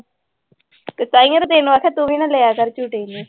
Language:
Punjabi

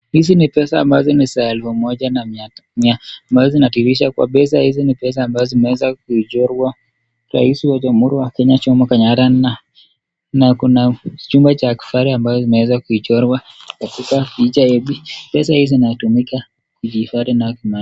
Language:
Swahili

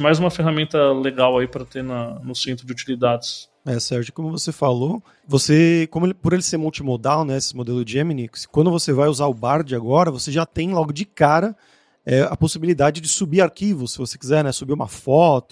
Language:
Portuguese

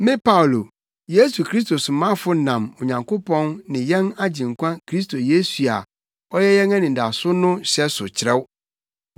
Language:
Akan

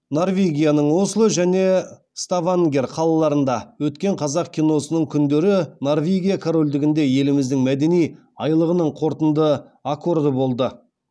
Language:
Kazakh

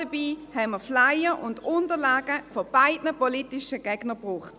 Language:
Swiss German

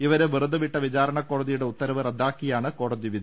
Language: Malayalam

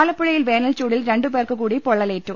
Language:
Malayalam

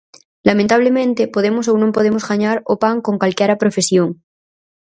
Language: Galician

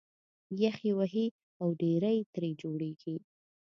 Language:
Pashto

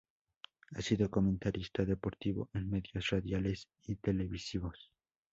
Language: Spanish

